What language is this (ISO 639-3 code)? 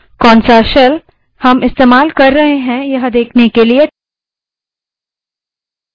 hin